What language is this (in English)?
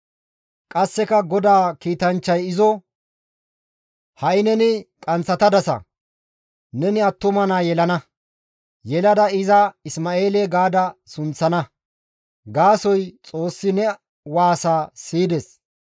Gamo